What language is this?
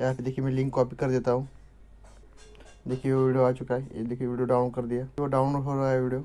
Hindi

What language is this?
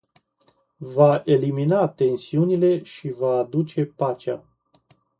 Romanian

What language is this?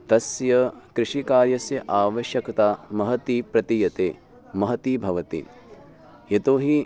Sanskrit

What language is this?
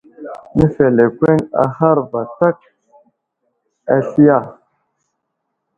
Wuzlam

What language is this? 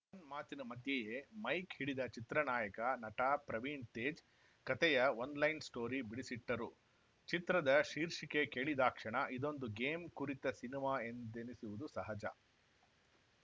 Kannada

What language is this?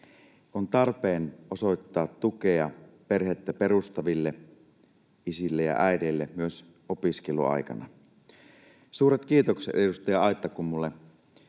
Finnish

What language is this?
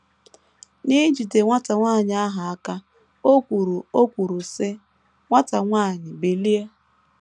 Igbo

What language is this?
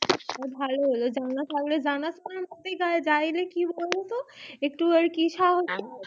Bangla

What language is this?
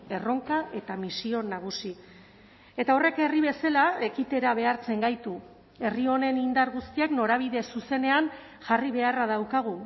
Basque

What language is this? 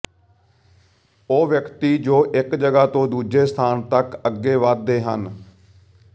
Punjabi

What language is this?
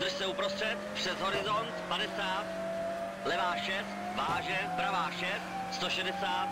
Czech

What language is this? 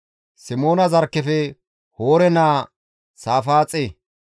Gamo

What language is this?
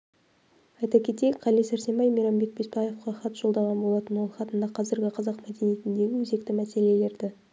Kazakh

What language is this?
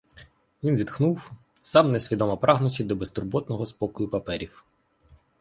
Ukrainian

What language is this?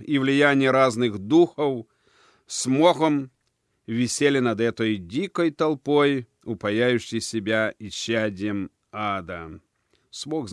Russian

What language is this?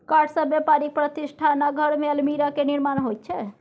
Maithili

